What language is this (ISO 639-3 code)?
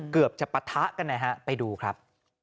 tha